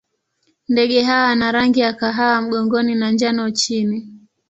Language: Swahili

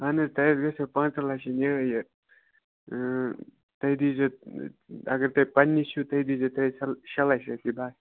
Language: Kashmiri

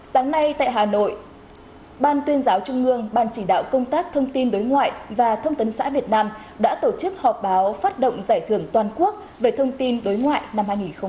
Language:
Vietnamese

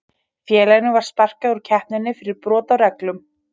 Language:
Icelandic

